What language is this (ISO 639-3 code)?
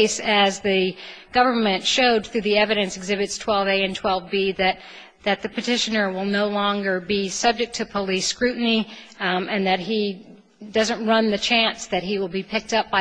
eng